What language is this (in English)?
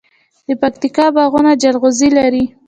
Pashto